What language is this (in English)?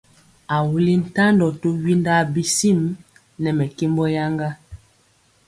Mpiemo